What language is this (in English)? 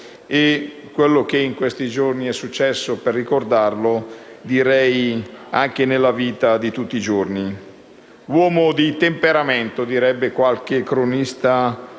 Italian